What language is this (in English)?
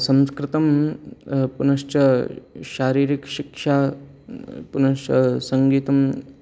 Sanskrit